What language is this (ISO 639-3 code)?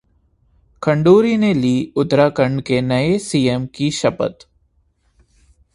hin